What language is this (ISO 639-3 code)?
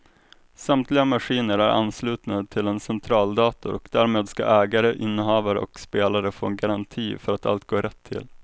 swe